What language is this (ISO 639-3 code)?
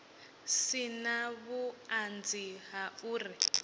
ven